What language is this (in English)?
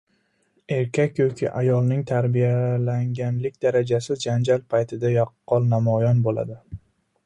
Uzbek